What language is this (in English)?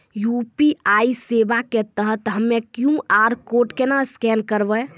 Maithili